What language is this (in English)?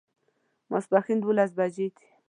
Pashto